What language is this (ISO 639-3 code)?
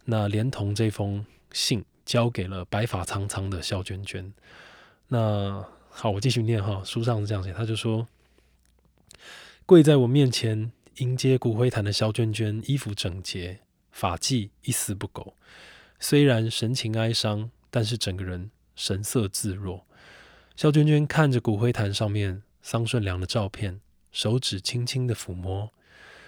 zho